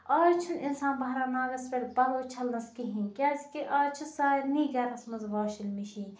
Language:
Kashmiri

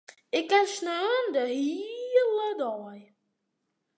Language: Western Frisian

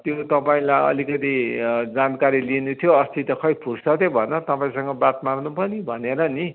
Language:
Nepali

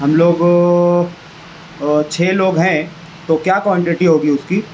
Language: Urdu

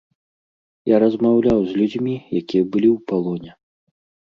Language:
Belarusian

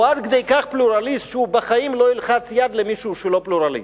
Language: Hebrew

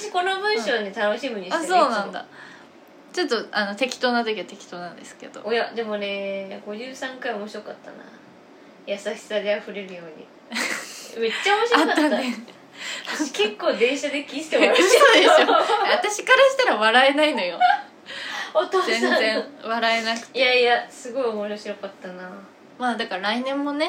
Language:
Japanese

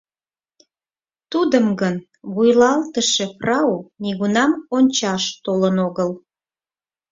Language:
Mari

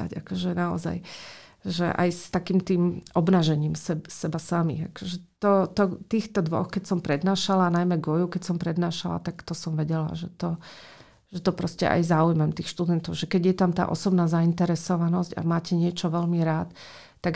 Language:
Slovak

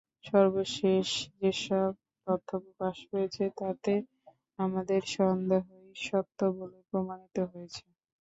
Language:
Bangla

